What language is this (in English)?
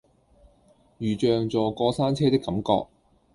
Cantonese